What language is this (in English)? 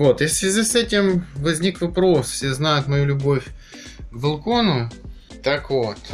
Russian